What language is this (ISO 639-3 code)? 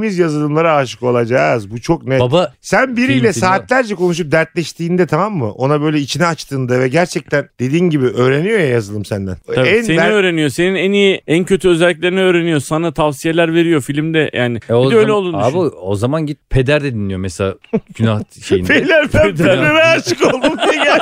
tur